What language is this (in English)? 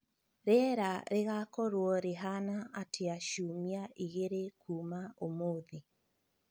Kikuyu